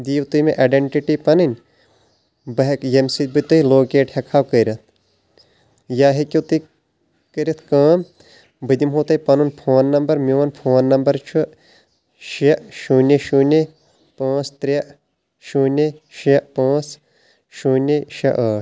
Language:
Kashmiri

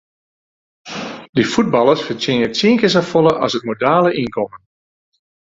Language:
Western Frisian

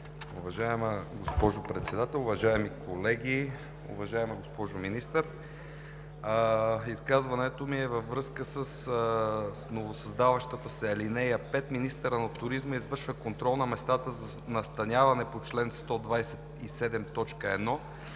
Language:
Bulgarian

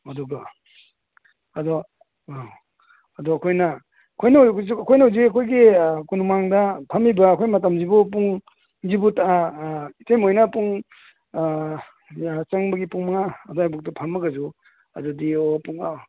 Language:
Manipuri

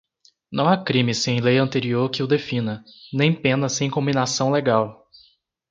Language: Portuguese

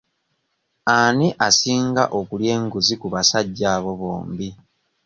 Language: Ganda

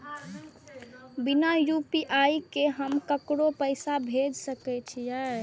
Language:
Maithili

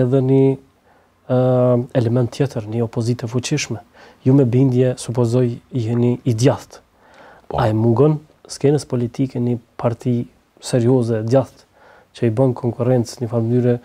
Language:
Romanian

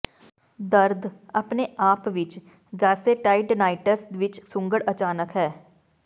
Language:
Punjabi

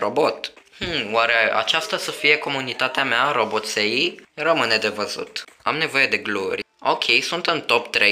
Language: Romanian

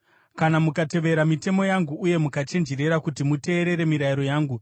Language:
Shona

